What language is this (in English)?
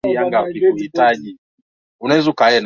Swahili